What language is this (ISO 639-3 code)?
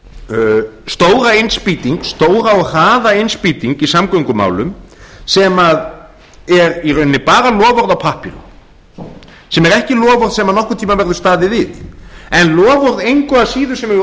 isl